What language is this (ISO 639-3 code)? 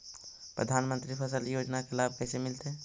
mag